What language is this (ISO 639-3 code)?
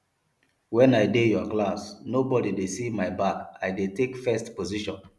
pcm